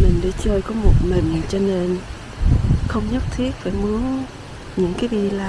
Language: Vietnamese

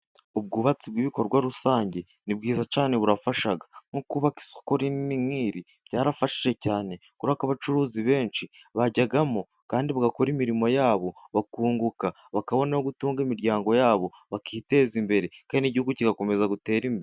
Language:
Kinyarwanda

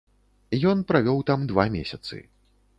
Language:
Belarusian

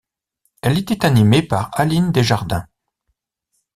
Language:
French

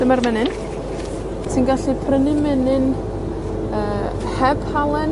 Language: Welsh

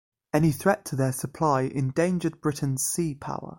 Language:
English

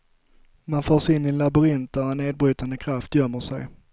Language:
Swedish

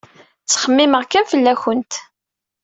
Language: Kabyle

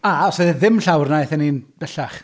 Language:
Welsh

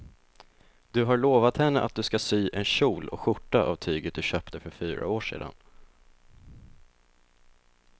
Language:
Swedish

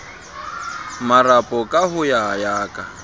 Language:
Southern Sotho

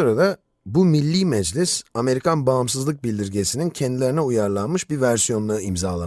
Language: Turkish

